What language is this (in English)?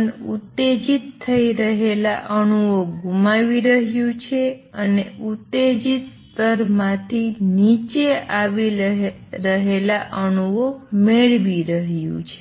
Gujarati